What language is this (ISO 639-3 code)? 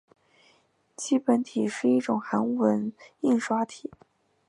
zho